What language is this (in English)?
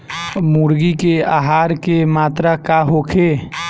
Bhojpuri